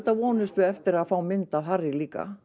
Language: Icelandic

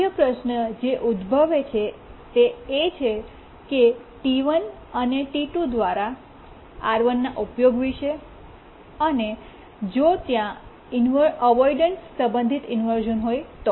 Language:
Gujarati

